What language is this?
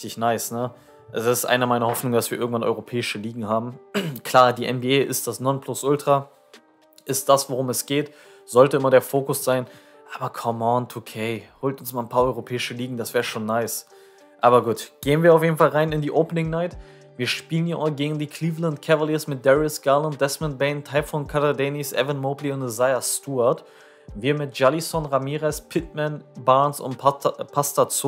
German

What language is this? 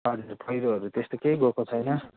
Nepali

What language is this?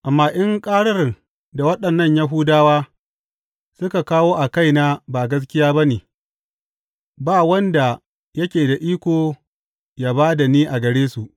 Hausa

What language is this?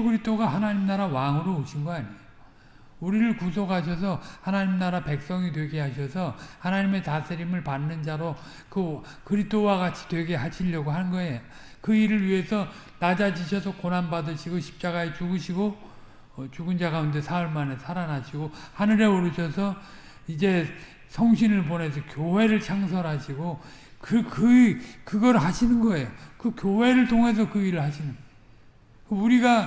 Korean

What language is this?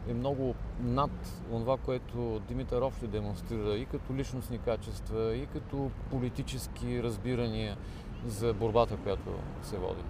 Bulgarian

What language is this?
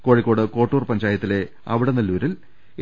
Malayalam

